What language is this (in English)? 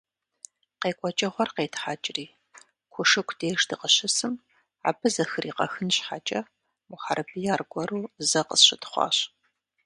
Kabardian